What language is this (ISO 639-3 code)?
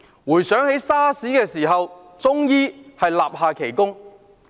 yue